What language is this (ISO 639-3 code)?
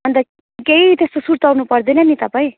nep